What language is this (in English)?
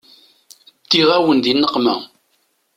Kabyle